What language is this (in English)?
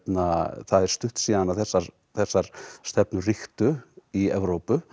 Icelandic